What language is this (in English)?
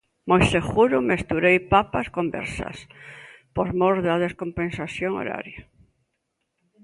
Galician